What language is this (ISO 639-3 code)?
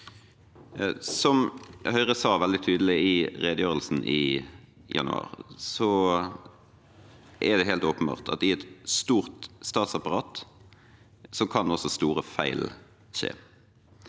nor